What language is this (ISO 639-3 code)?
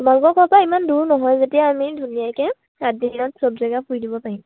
asm